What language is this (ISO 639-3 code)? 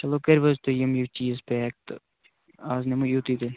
kas